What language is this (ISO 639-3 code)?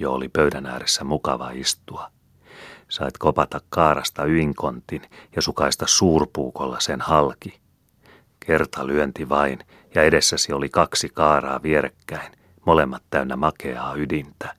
fin